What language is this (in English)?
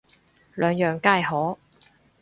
Cantonese